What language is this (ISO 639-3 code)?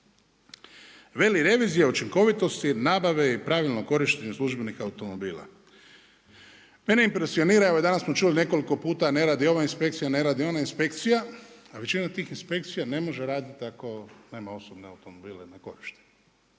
hrv